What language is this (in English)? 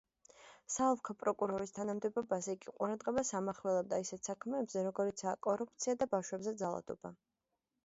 Georgian